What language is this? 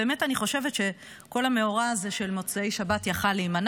Hebrew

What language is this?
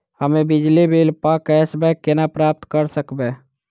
Maithili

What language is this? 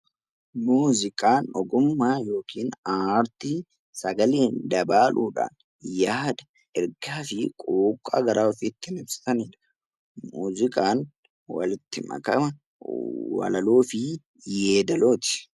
Oromo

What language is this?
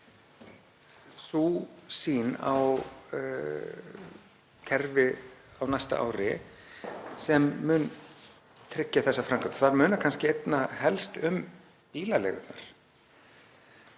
Icelandic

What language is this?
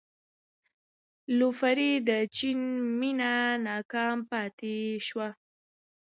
Pashto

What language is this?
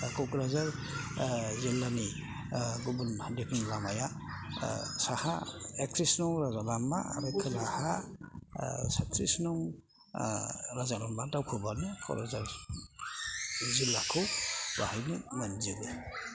Bodo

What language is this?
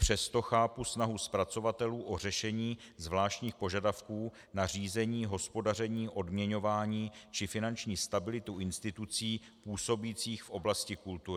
Czech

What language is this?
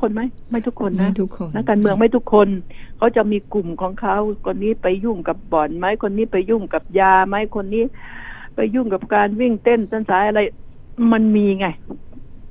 Thai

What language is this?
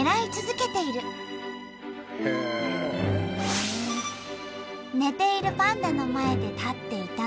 Japanese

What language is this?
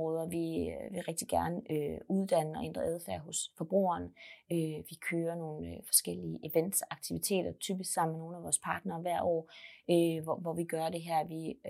Danish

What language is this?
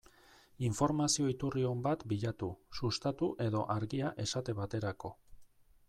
Basque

